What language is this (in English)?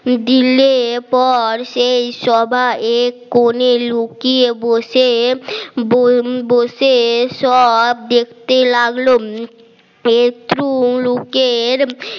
Bangla